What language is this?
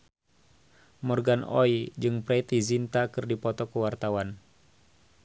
Sundanese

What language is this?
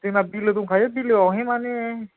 Bodo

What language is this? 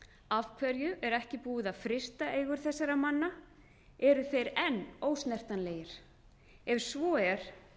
Icelandic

